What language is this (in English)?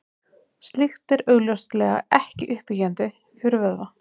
Icelandic